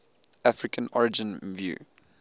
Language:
English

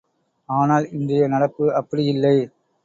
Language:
Tamil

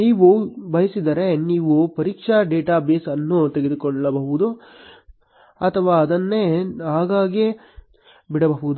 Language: Kannada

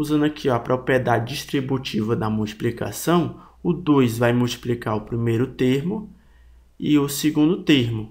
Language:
Portuguese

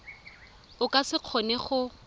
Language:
Tswana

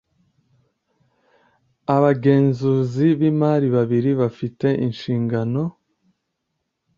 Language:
Kinyarwanda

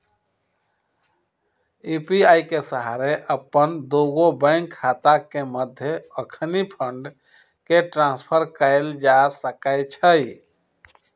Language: Magahi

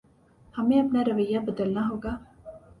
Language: Urdu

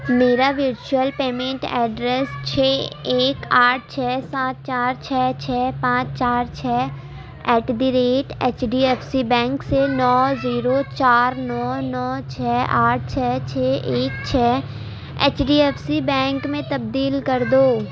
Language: Urdu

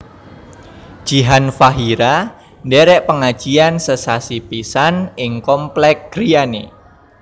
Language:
Javanese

